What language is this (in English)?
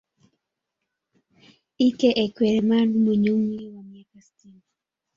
Swahili